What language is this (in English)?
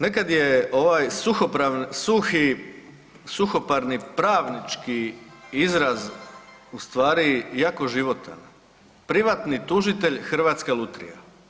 Croatian